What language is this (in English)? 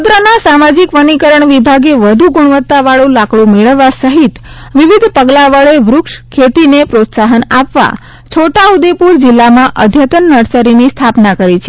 Gujarati